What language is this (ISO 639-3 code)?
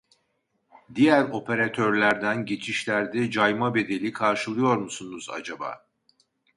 tur